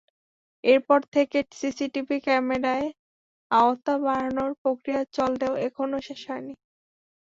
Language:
Bangla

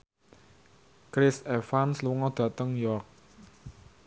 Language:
Javanese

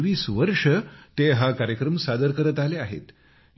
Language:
Marathi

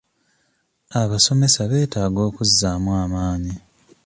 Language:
Ganda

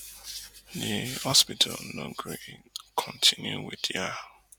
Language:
Nigerian Pidgin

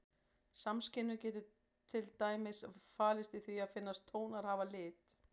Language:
Icelandic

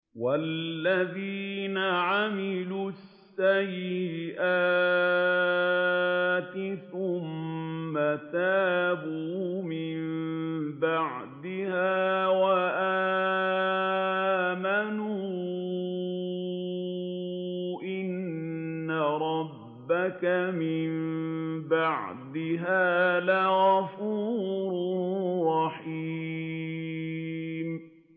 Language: Arabic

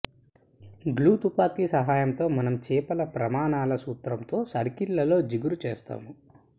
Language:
Telugu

